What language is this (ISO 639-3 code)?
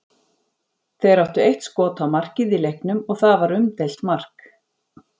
isl